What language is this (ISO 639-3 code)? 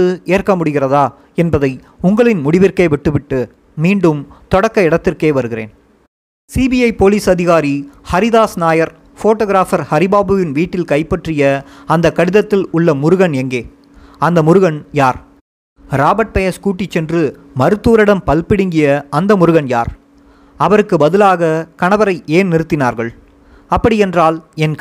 tam